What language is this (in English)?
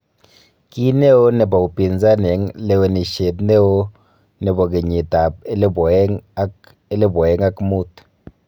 Kalenjin